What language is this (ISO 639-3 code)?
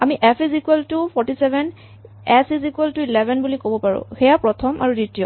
asm